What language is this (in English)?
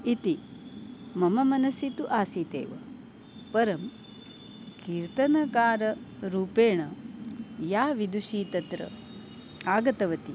Sanskrit